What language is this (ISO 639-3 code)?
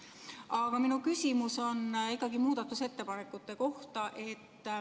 est